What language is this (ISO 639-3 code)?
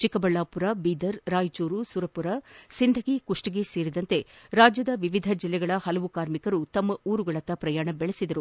kan